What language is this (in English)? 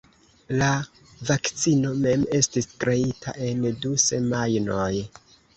Esperanto